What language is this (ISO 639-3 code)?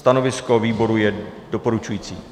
ces